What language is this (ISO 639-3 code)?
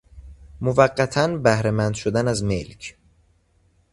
fas